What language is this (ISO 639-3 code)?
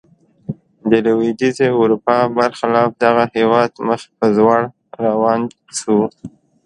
pus